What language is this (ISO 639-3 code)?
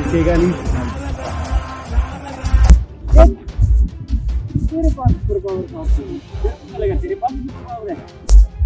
hin